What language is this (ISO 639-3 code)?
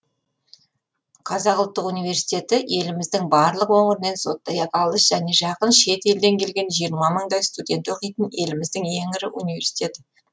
kaz